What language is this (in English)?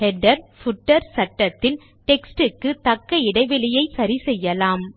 Tamil